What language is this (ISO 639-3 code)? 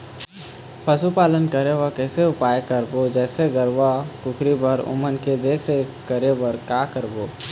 hne